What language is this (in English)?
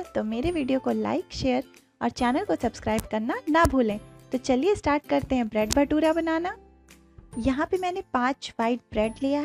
Hindi